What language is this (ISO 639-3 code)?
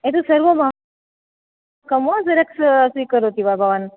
san